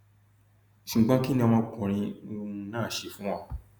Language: Yoruba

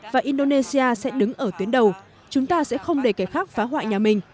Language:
Vietnamese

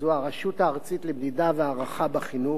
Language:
Hebrew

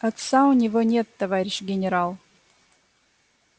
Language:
Russian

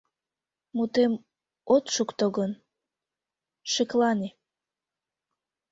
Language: Mari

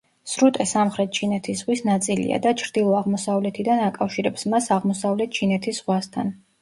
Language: Georgian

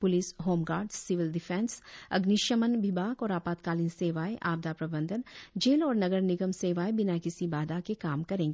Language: Hindi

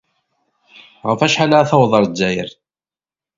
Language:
Kabyle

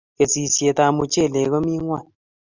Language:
Kalenjin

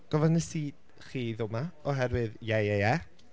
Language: Welsh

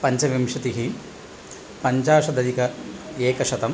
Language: Sanskrit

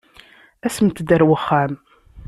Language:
Kabyle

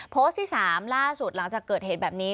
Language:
Thai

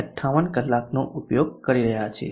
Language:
Gujarati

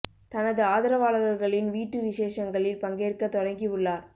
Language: Tamil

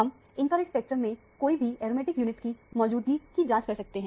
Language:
Hindi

